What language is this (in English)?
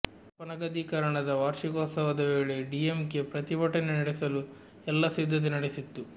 Kannada